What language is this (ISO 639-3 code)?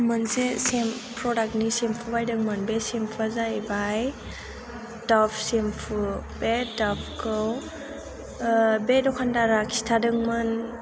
brx